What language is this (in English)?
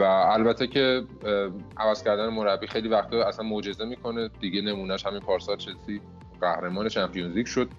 Persian